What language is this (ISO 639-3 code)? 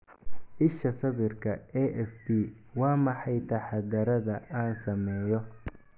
som